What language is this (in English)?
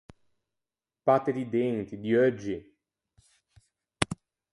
Ligurian